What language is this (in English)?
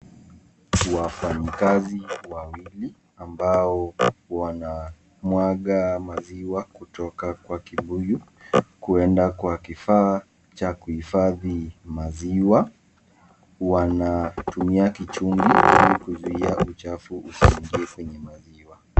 Swahili